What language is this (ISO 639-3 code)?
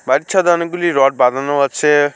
ben